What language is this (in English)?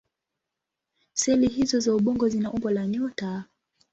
Swahili